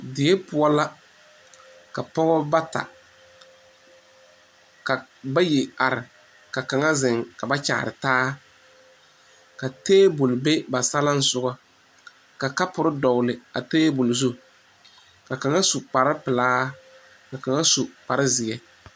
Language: Southern Dagaare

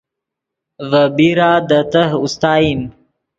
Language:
Yidgha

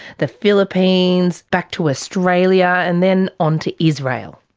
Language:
English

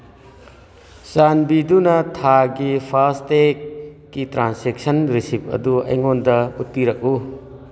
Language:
Manipuri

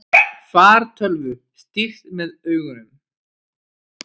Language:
Icelandic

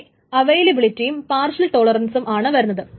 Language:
Malayalam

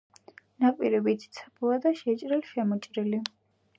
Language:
Georgian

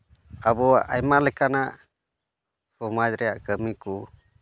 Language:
Santali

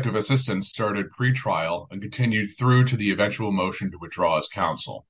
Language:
English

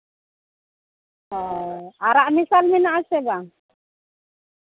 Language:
Santali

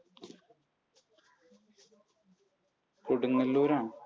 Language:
Malayalam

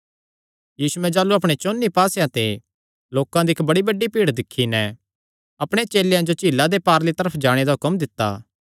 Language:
Kangri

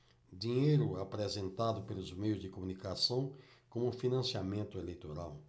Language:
Portuguese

